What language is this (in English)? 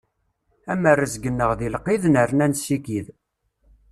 Kabyle